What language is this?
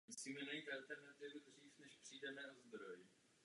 Czech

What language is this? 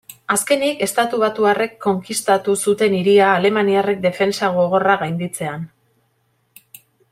Basque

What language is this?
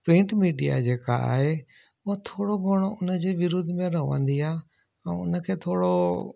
Sindhi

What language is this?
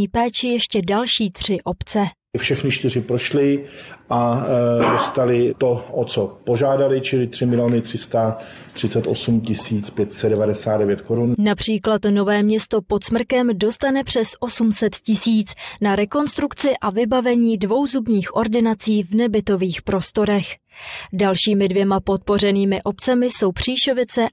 Czech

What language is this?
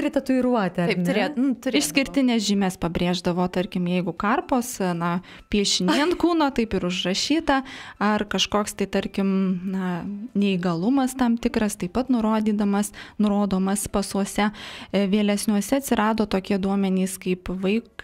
Lithuanian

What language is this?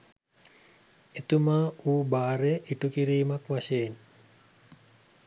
Sinhala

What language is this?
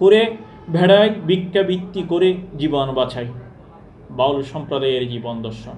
Turkish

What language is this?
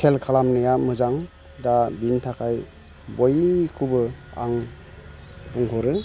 Bodo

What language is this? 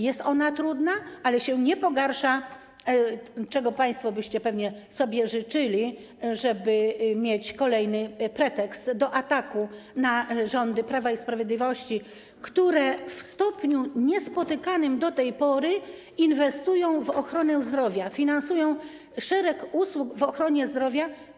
Polish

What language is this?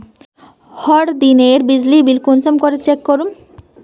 Magahi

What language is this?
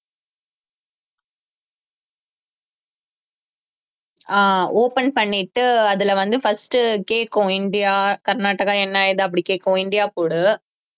Tamil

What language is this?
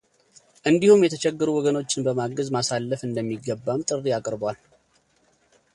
Amharic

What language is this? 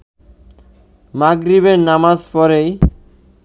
Bangla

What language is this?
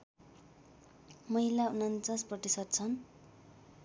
Nepali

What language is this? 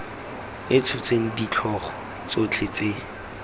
Tswana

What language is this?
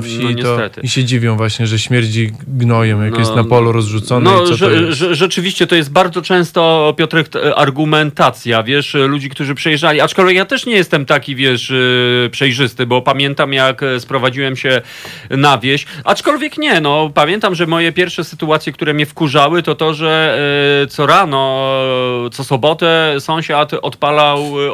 Polish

